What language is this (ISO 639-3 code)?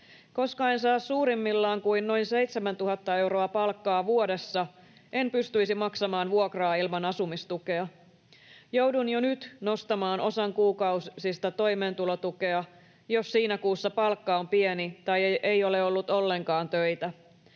fin